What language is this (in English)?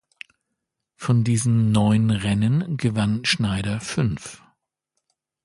German